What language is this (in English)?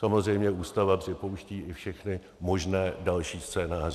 Czech